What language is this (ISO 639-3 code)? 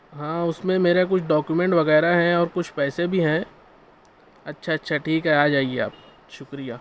urd